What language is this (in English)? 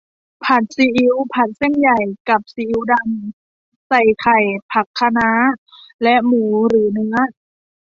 Thai